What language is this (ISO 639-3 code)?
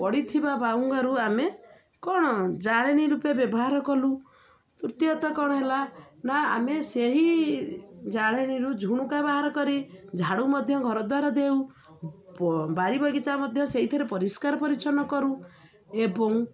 ori